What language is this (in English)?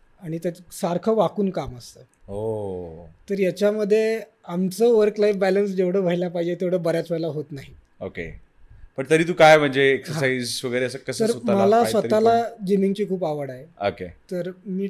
Marathi